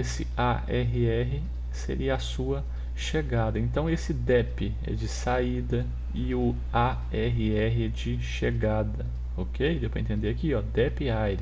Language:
Portuguese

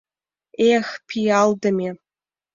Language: Mari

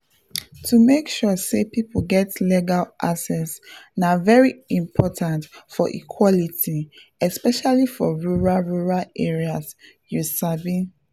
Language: Nigerian Pidgin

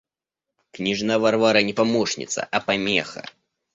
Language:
Russian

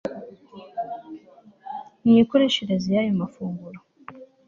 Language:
Kinyarwanda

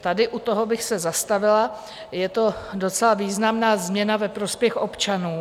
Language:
Czech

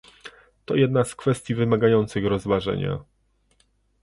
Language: Polish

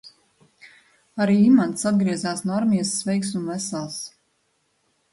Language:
Latvian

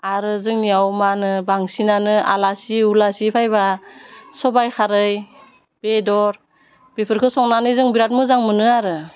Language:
Bodo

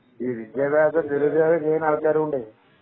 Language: Malayalam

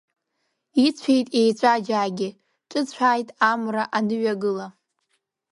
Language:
Abkhazian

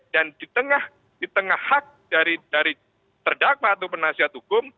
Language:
Indonesian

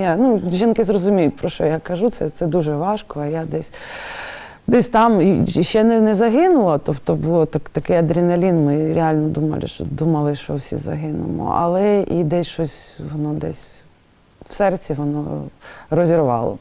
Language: Ukrainian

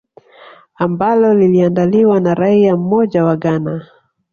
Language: Swahili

